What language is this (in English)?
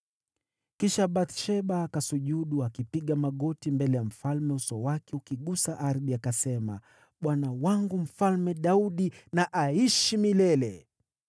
Swahili